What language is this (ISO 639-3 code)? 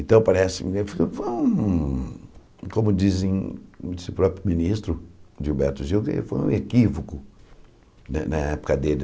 por